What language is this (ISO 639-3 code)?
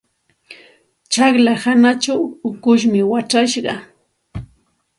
qxt